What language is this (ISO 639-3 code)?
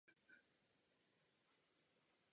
ces